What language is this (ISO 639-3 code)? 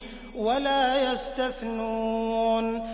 ara